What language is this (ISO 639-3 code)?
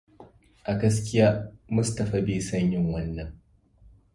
hau